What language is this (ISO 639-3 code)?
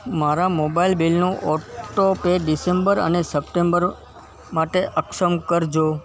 guj